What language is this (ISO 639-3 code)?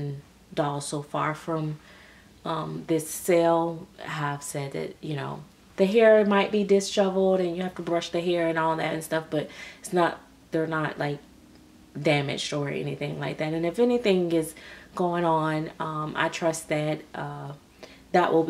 eng